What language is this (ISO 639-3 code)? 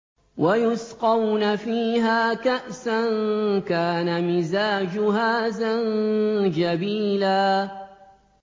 ara